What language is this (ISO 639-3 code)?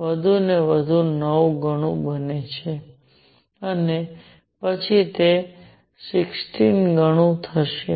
guj